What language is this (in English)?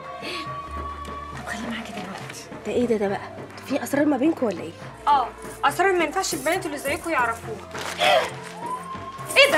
Arabic